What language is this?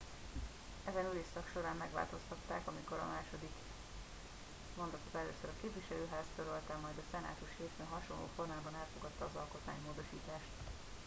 Hungarian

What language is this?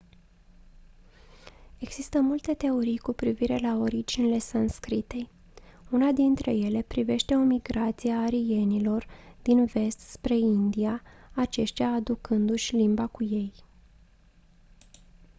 Romanian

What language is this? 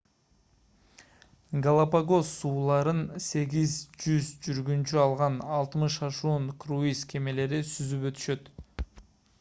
Kyrgyz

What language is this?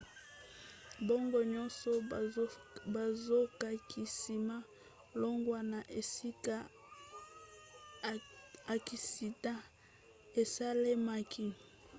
Lingala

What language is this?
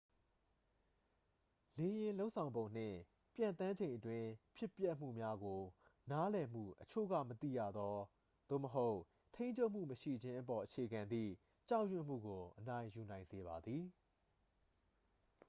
Burmese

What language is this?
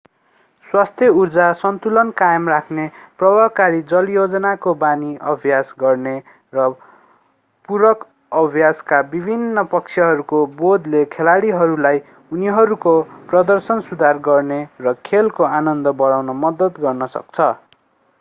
Nepali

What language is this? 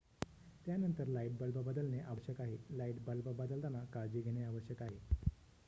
Marathi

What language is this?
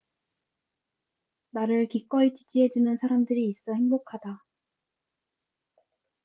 Korean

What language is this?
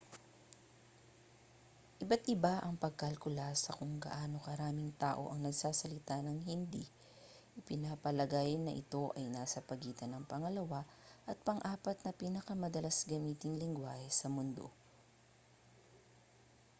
Filipino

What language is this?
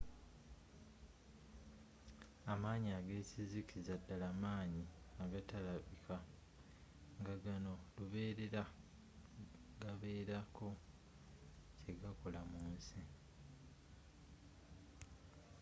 Ganda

